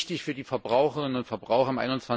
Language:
German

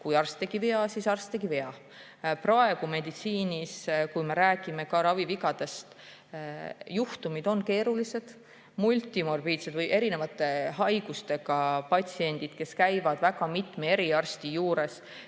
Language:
Estonian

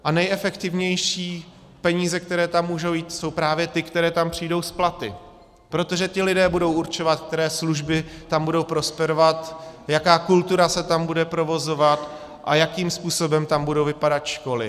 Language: Czech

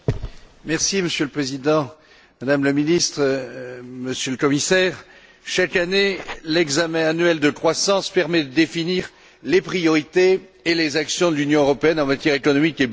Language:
French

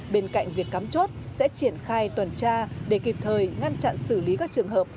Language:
Vietnamese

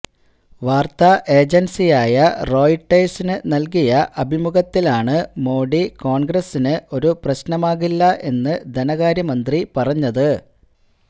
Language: Malayalam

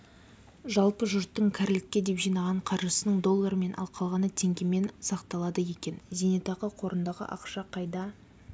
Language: Kazakh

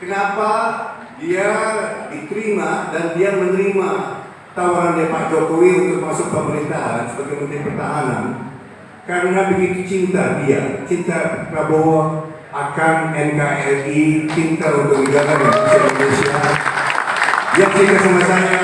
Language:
Indonesian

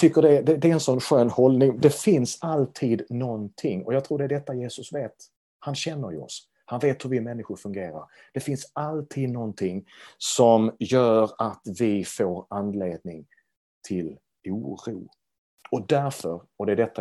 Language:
Swedish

